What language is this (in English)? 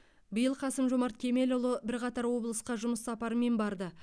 Kazakh